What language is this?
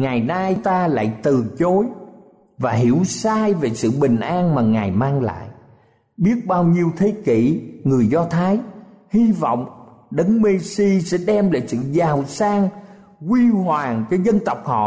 Vietnamese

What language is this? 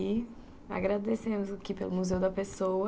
Portuguese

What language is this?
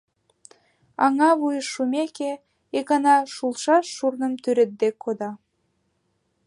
Mari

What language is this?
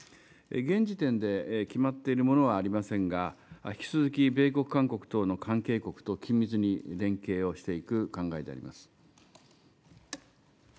Japanese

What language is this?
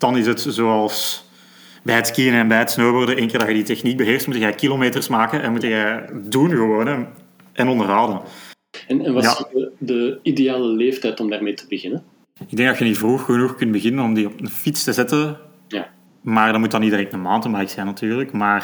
Dutch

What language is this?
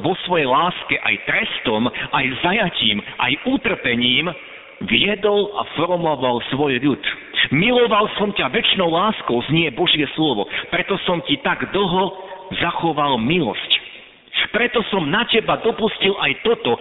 Slovak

